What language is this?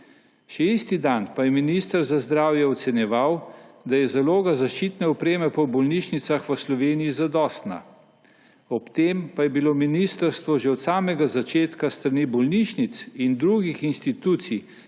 Slovenian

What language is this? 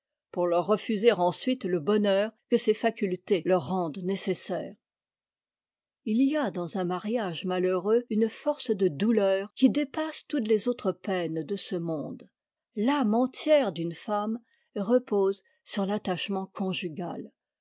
French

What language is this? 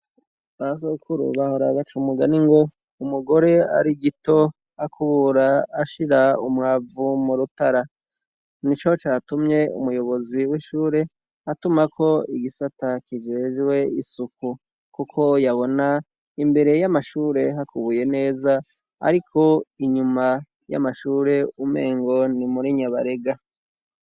Rundi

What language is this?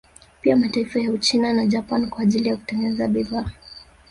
Swahili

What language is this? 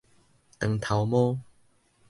Min Nan Chinese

